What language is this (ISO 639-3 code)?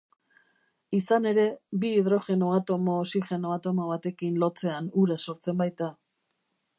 eus